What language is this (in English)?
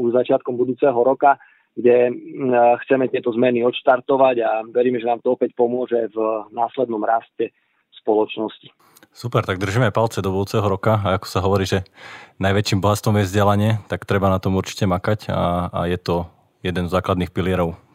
Slovak